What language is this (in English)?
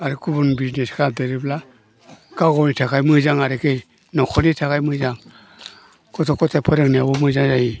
Bodo